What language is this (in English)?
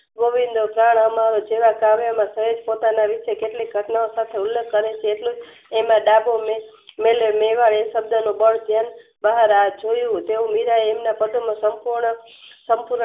Gujarati